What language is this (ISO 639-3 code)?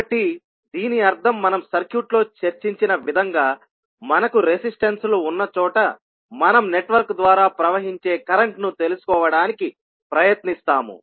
tel